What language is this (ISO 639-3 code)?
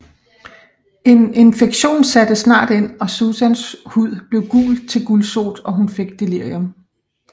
dan